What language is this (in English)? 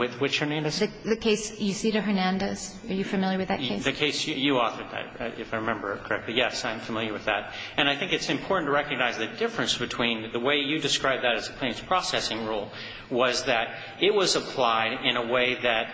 English